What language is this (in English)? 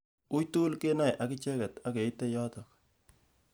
Kalenjin